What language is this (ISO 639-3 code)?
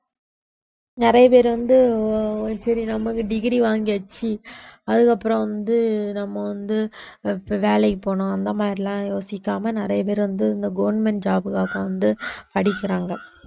tam